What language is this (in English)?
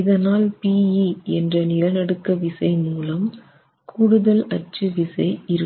Tamil